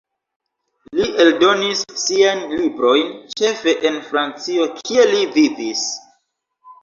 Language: Esperanto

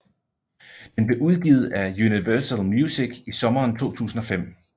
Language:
Danish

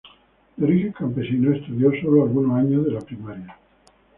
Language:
Spanish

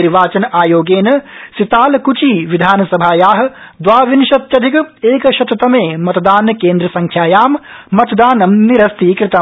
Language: Sanskrit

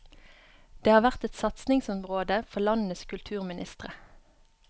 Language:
Norwegian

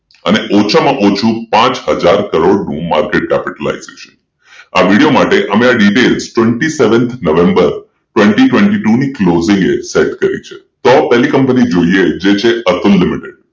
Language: Gujarati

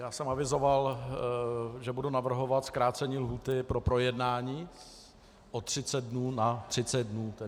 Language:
Czech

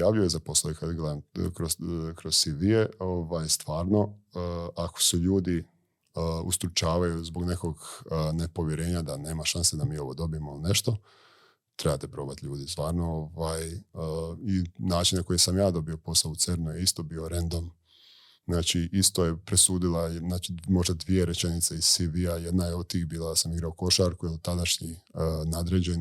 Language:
Croatian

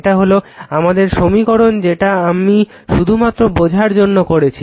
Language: Bangla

